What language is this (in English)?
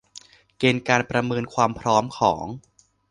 Thai